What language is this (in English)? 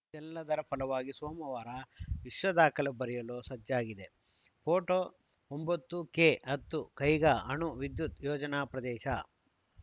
Kannada